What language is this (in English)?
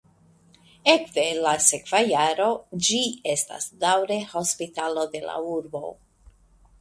Esperanto